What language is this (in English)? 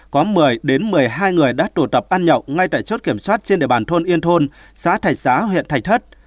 Vietnamese